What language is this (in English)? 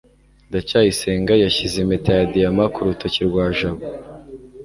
Kinyarwanda